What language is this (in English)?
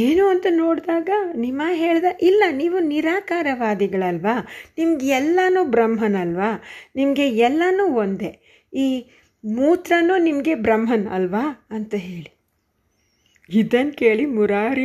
Kannada